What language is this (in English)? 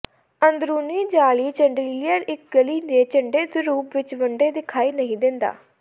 Punjabi